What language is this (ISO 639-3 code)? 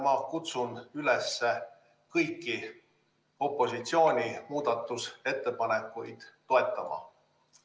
est